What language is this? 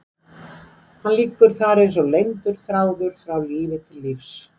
Icelandic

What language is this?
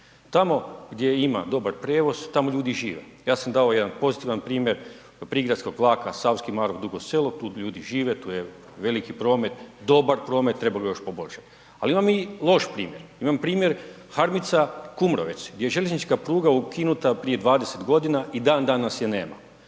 Croatian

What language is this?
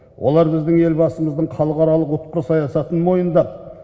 Kazakh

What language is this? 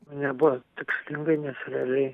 Lithuanian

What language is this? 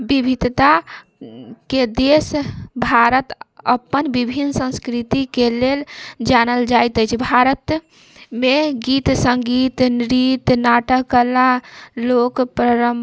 Maithili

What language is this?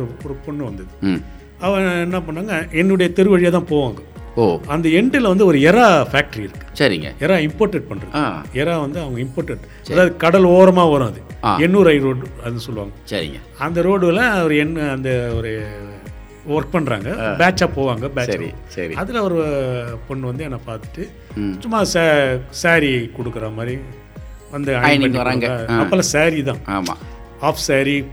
Tamil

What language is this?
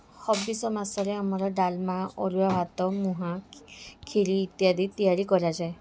Odia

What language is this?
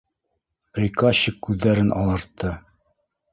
Bashkir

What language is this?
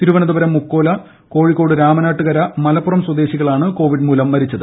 Malayalam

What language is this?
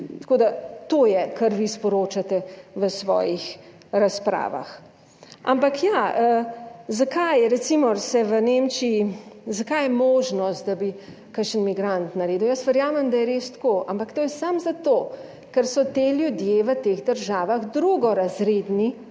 Slovenian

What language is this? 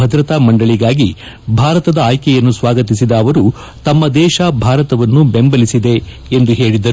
Kannada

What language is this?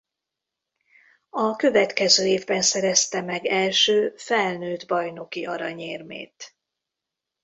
Hungarian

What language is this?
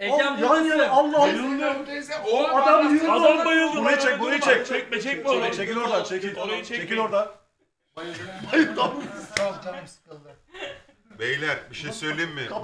Turkish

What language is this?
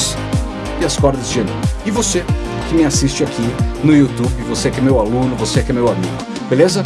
Portuguese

